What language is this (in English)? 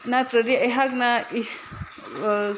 Manipuri